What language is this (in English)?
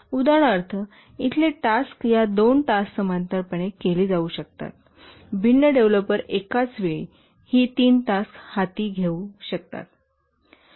Marathi